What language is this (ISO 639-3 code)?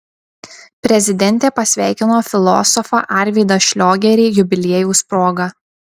lit